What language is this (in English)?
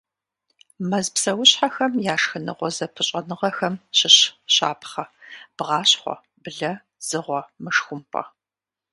Kabardian